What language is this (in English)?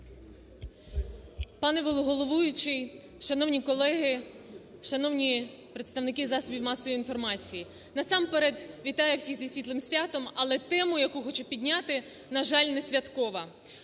Ukrainian